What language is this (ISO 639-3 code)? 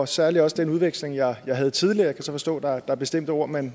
dan